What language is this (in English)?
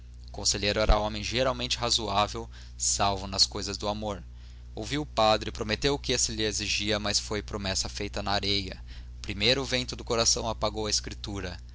Portuguese